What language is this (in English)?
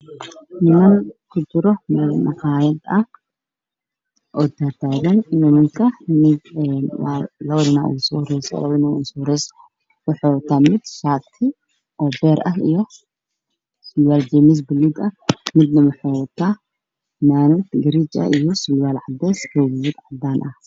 Somali